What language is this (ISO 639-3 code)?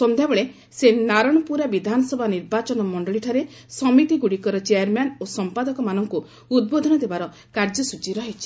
ori